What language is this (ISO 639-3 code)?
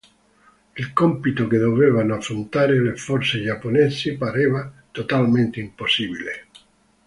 ita